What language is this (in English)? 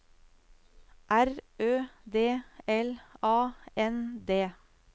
Norwegian